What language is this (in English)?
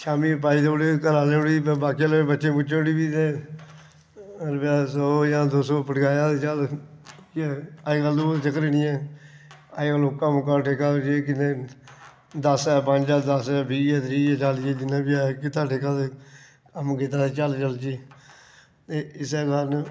Dogri